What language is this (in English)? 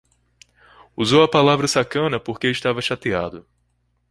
Portuguese